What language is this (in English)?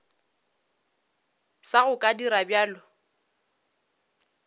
Northern Sotho